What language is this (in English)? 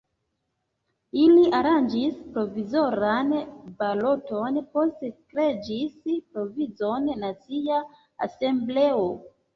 Esperanto